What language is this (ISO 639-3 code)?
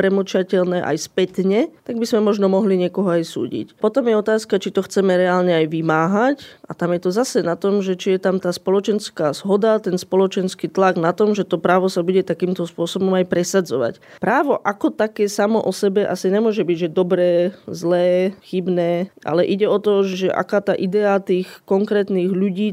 slk